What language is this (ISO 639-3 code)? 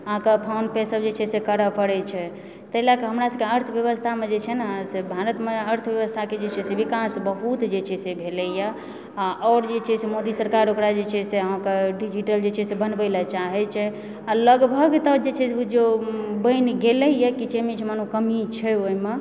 mai